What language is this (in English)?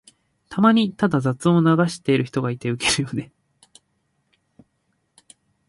Japanese